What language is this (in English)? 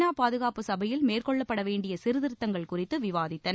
Tamil